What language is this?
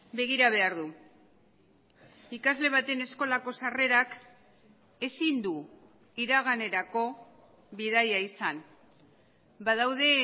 Basque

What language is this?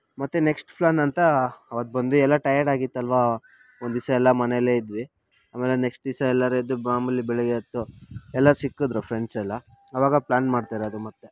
Kannada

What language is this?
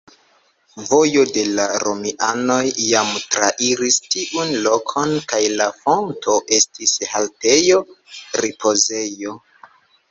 Esperanto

